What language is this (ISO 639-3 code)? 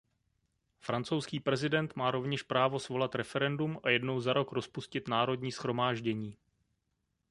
ces